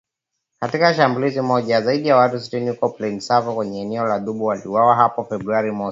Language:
Swahili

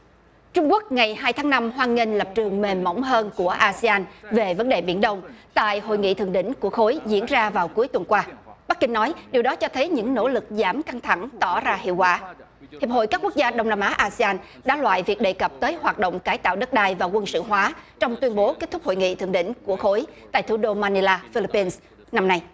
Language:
Vietnamese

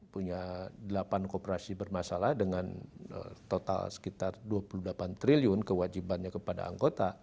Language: Indonesian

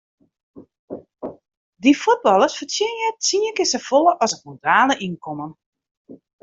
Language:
Western Frisian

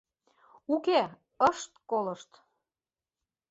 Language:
Mari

